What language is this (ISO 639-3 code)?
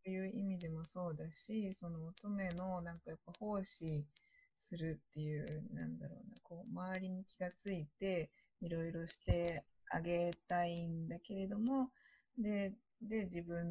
jpn